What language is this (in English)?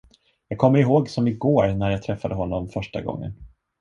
Swedish